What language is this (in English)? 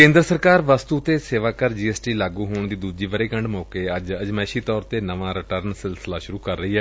Punjabi